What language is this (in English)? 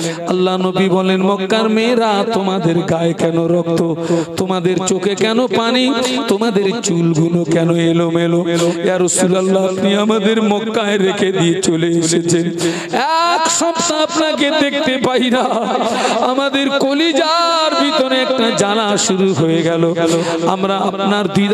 Bangla